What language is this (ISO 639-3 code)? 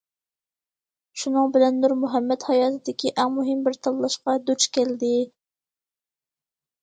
uig